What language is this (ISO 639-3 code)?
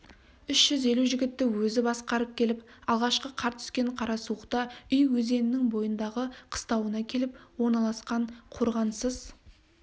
kaz